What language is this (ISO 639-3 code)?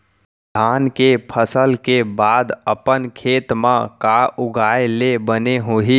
hne